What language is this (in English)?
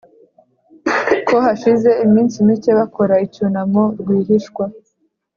Kinyarwanda